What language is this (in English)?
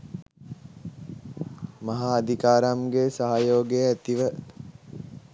Sinhala